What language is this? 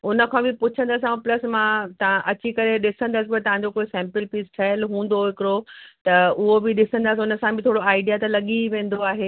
Sindhi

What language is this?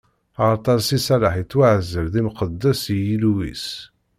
Kabyle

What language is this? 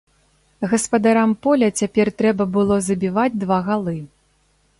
Belarusian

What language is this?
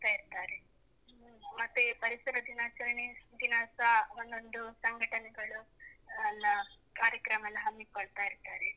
Kannada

